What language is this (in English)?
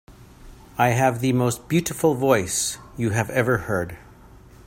English